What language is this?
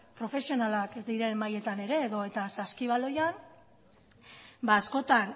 Basque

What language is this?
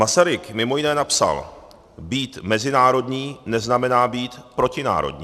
Czech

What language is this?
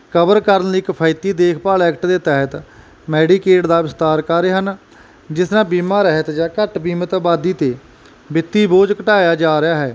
Punjabi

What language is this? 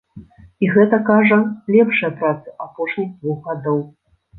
Belarusian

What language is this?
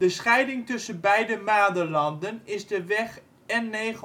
Dutch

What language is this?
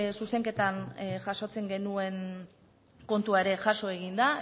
Basque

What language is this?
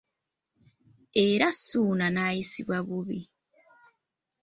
Ganda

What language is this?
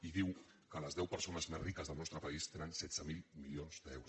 Catalan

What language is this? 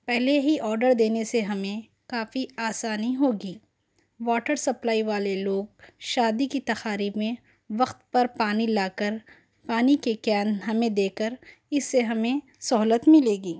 Urdu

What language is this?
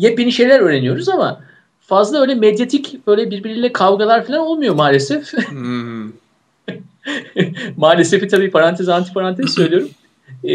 Turkish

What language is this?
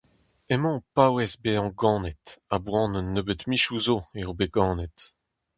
Breton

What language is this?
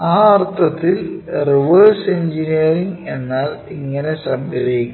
Malayalam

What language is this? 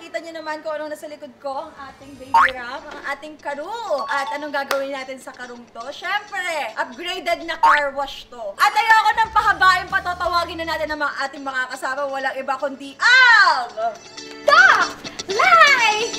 Filipino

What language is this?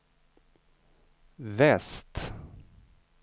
Swedish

